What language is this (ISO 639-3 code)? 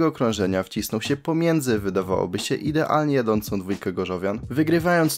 pol